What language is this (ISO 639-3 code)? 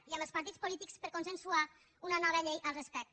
cat